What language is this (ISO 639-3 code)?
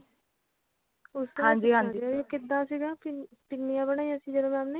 pan